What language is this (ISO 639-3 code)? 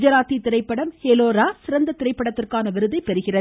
tam